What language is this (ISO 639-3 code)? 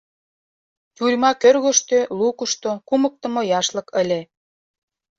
chm